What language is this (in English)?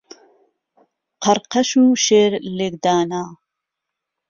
Central Kurdish